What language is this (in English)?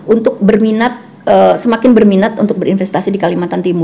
Indonesian